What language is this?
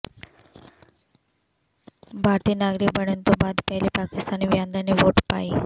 Punjabi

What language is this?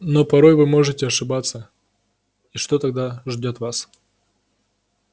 Russian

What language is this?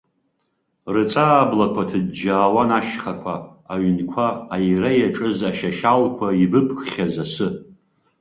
Abkhazian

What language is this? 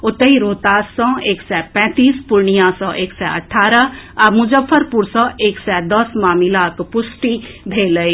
Maithili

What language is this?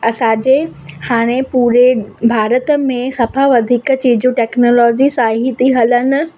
Sindhi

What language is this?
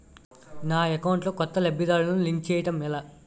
Telugu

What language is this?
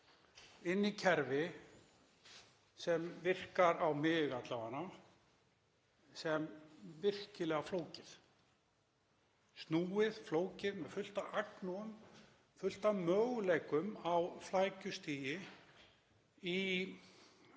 Icelandic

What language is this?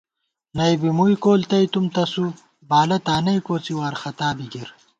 Gawar-Bati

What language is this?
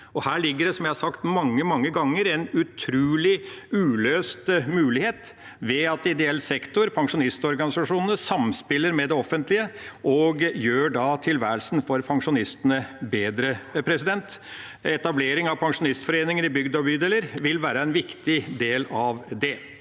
Norwegian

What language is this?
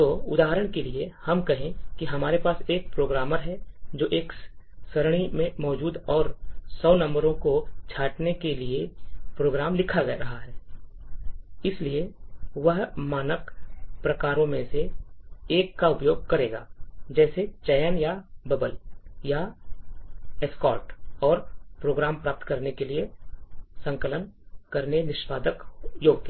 Hindi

